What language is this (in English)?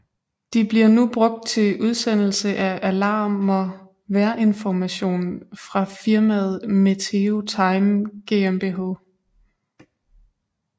Danish